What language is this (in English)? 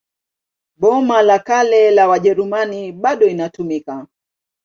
Swahili